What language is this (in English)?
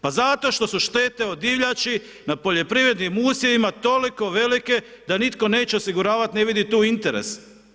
Croatian